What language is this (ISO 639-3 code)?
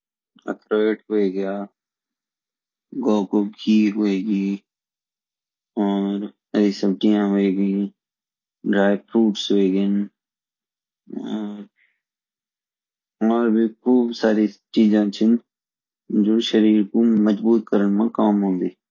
gbm